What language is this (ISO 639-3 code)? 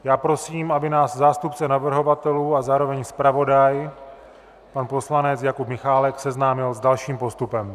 ces